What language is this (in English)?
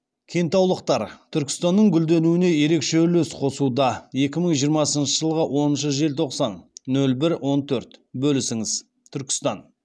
Kazakh